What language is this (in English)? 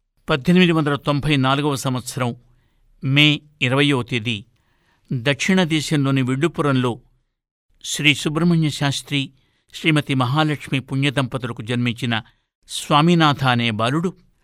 Telugu